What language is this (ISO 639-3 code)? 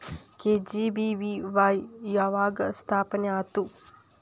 kan